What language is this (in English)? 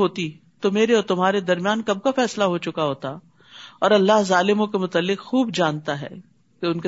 Urdu